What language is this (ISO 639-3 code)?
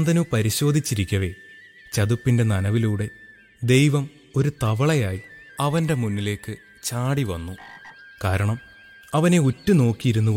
mal